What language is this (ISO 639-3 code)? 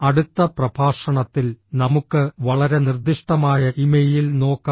mal